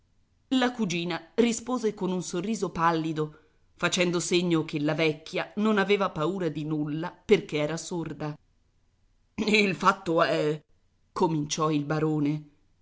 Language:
Italian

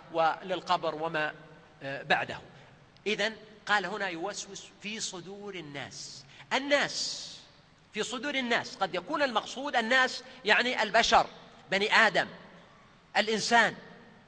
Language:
Arabic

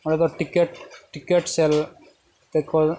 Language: Santali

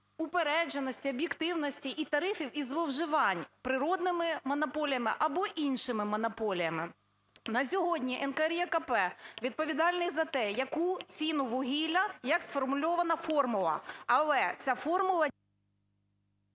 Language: Ukrainian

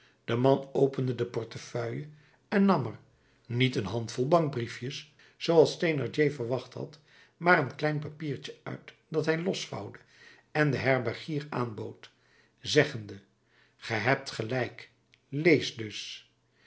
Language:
Dutch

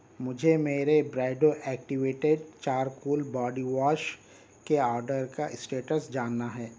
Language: Urdu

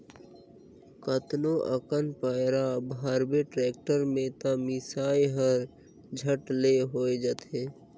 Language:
Chhattisgarhi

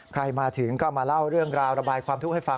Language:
Thai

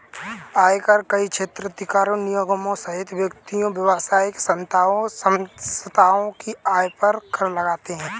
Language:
Hindi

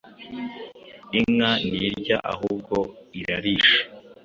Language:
Kinyarwanda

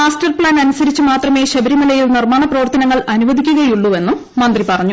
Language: Malayalam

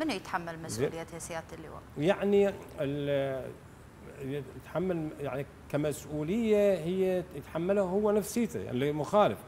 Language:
Arabic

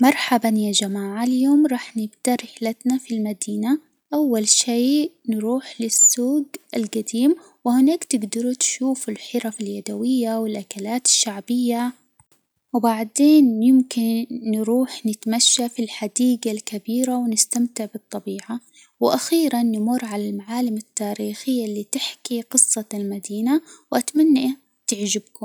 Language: Hijazi Arabic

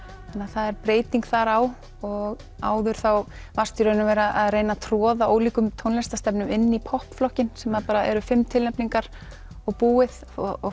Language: Icelandic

